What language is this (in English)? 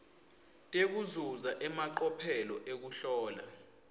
Swati